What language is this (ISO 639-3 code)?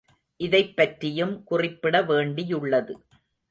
tam